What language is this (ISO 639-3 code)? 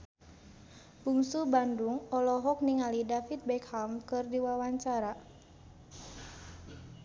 sun